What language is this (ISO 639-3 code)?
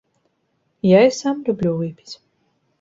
bel